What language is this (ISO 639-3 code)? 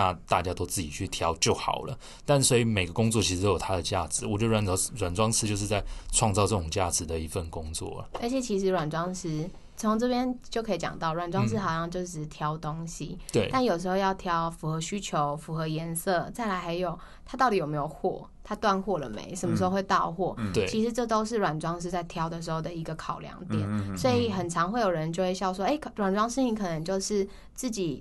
zho